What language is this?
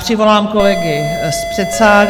Czech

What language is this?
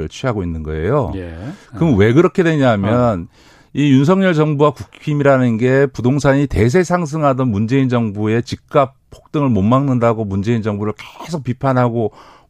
Korean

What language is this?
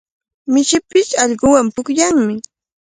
Cajatambo North Lima Quechua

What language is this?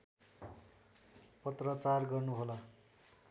Nepali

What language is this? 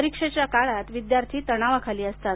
Marathi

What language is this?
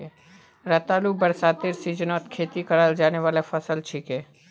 Magahi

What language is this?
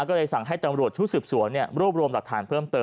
Thai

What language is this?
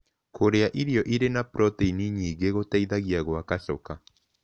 Kikuyu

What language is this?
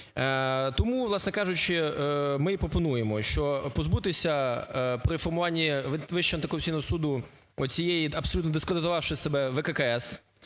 Ukrainian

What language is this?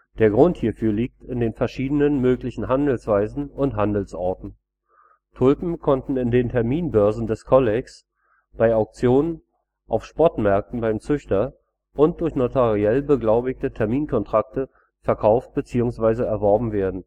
German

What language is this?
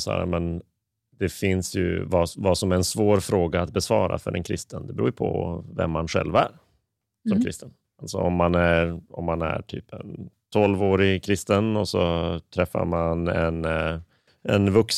Swedish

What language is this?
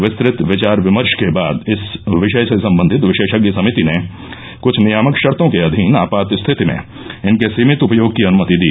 Hindi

